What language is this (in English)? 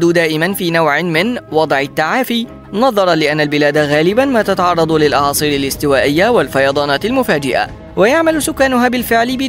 Arabic